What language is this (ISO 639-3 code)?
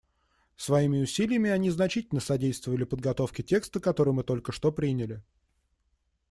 rus